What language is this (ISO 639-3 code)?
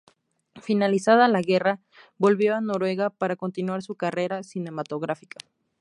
spa